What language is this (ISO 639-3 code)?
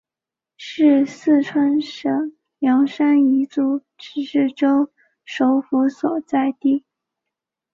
zho